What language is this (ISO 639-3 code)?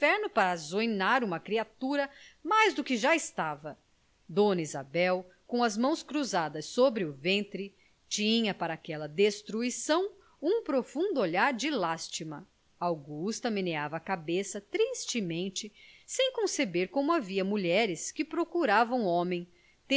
por